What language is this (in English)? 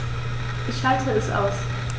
German